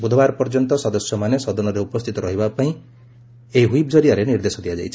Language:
Odia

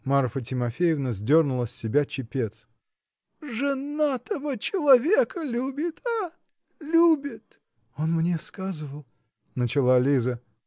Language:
Russian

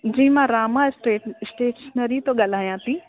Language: Sindhi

